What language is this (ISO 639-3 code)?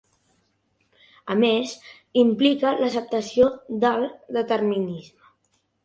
cat